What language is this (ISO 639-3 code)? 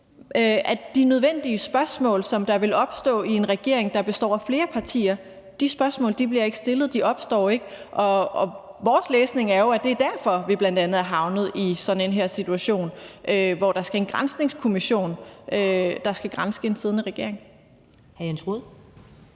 dan